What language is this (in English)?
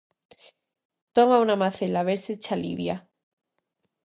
Galician